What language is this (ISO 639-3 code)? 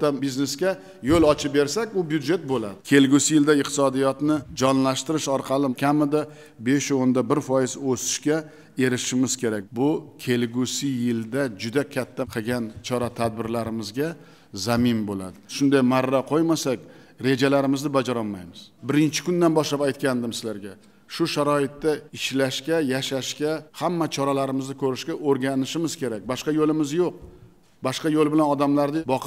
nld